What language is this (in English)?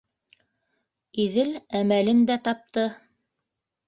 Bashkir